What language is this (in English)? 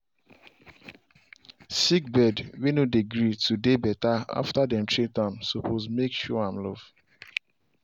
Nigerian Pidgin